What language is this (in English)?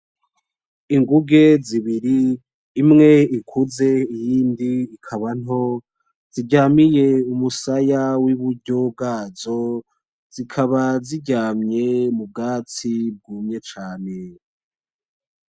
Rundi